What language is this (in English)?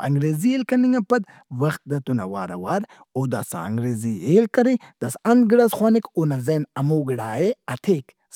Brahui